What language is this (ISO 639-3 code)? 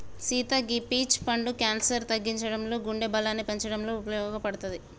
tel